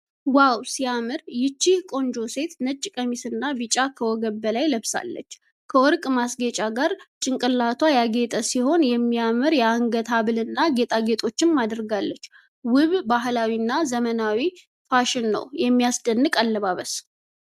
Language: Amharic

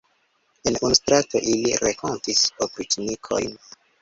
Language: Esperanto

